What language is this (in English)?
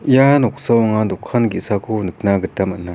Garo